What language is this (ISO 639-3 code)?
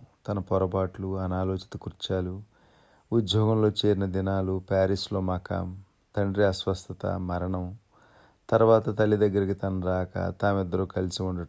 tel